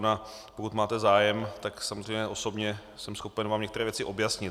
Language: Czech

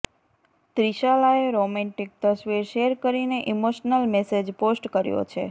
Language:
Gujarati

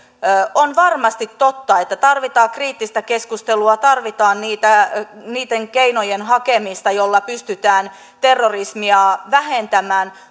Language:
Finnish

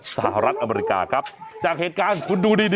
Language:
Thai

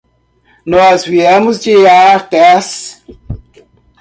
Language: Portuguese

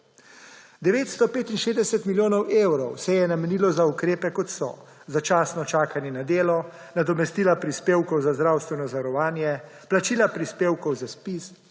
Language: Slovenian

